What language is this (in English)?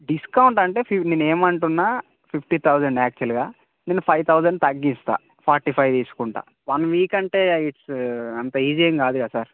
Telugu